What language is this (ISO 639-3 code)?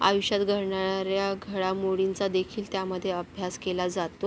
mar